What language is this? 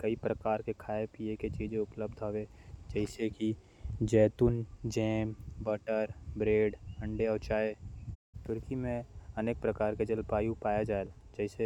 Korwa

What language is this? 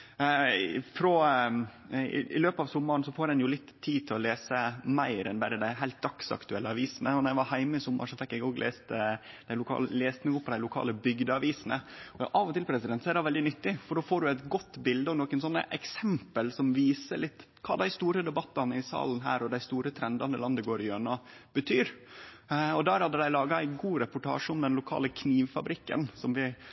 Norwegian Nynorsk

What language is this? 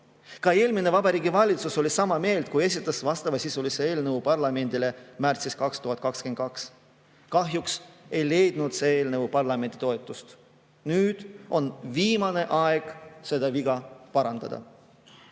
Estonian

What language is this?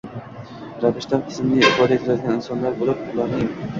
Uzbek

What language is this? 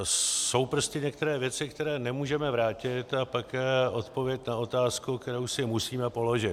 Czech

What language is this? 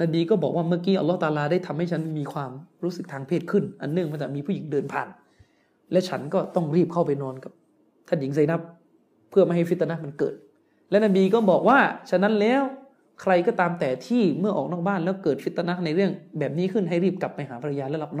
Thai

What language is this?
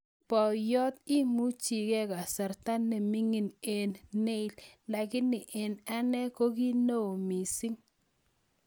Kalenjin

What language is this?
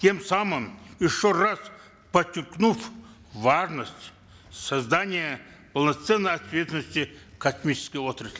Kazakh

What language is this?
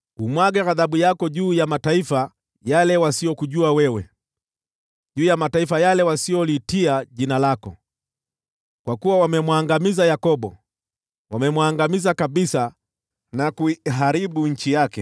Swahili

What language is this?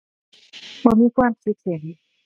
Thai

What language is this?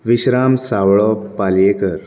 Konkani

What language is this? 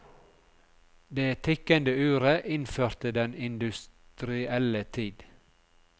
Norwegian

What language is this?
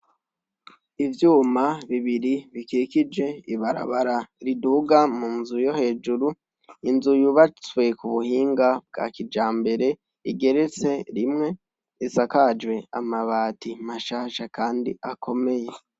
Rundi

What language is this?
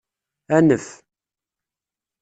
Kabyle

